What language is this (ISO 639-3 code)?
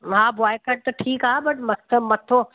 snd